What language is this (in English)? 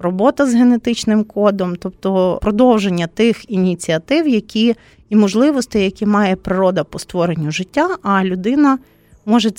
Ukrainian